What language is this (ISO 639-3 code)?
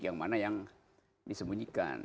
ind